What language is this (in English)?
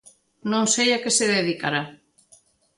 Galician